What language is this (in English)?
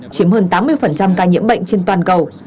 Vietnamese